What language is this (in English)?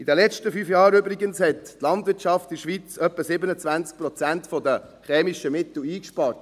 Swiss German